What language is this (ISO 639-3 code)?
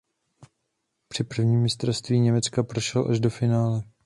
ces